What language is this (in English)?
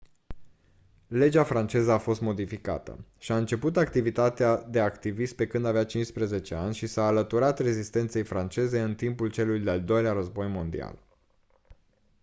Romanian